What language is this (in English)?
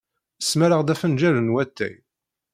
Kabyle